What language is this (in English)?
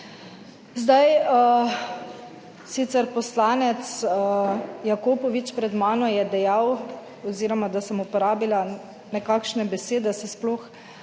Slovenian